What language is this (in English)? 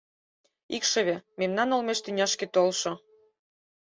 Mari